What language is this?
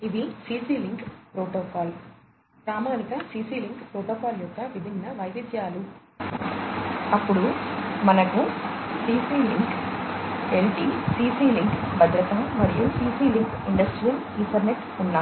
Telugu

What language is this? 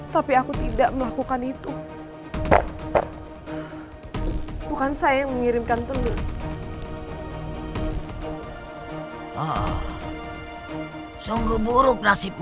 Indonesian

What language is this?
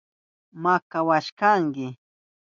Southern Pastaza Quechua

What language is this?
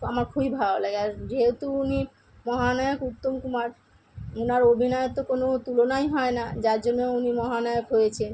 Bangla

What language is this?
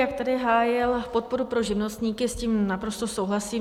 Czech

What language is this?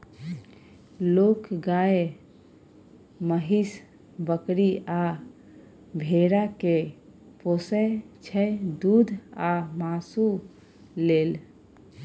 Maithili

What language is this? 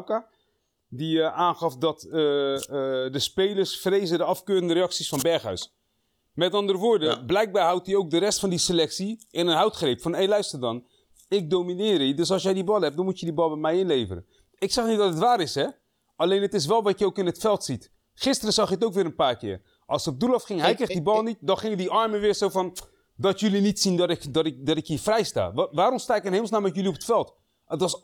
Dutch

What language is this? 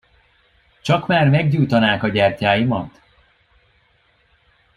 Hungarian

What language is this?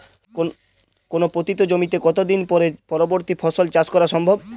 Bangla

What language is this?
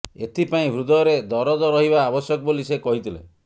Odia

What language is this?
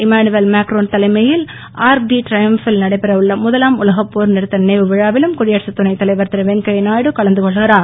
Tamil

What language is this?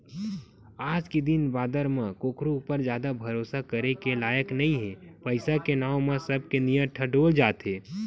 Chhattisgarhi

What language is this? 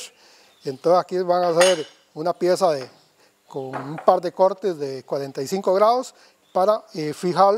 Spanish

